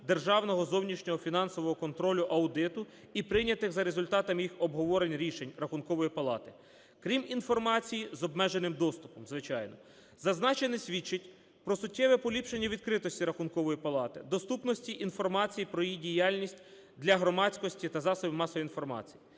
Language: Ukrainian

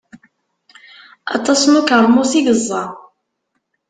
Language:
Kabyle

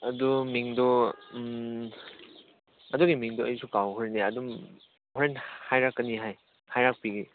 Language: Manipuri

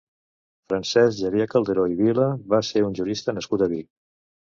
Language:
Catalan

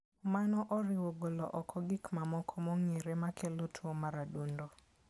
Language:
Luo (Kenya and Tanzania)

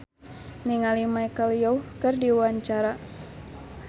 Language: Sundanese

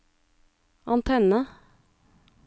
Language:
Norwegian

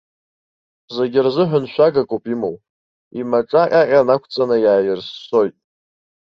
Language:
Abkhazian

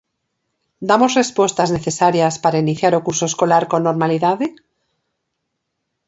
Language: Galician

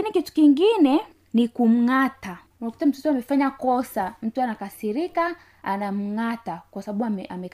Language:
Swahili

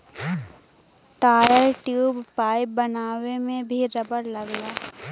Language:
Bhojpuri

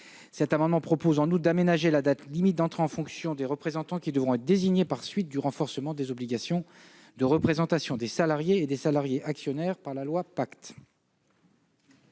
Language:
French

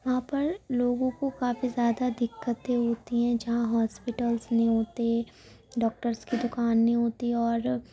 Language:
Urdu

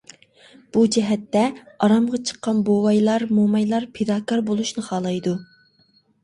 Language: Uyghur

